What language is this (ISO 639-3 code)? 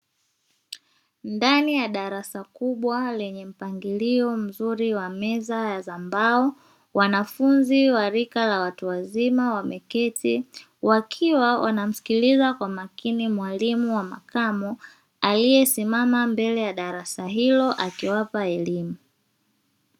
swa